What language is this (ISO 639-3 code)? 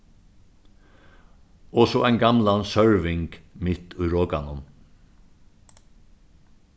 fao